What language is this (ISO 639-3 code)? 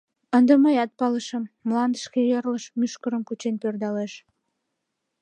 chm